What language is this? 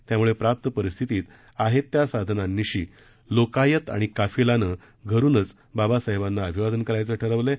Marathi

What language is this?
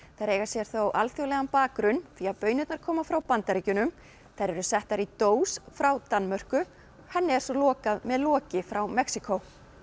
Icelandic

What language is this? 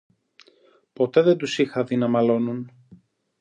Greek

